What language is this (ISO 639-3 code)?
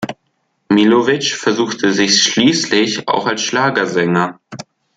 deu